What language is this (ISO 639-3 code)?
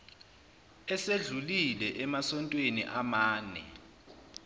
zul